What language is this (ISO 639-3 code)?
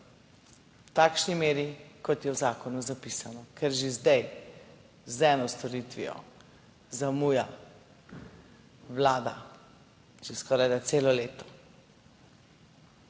slv